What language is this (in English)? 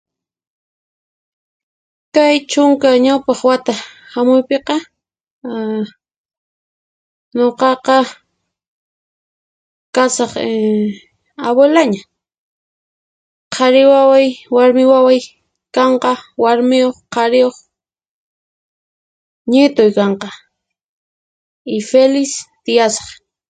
Puno Quechua